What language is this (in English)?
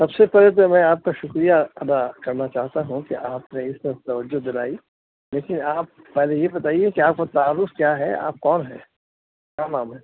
Urdu